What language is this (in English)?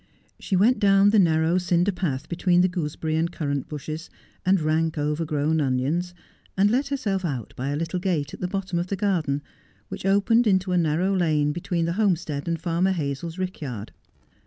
English